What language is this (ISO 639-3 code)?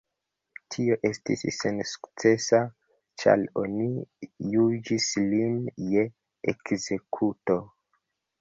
epo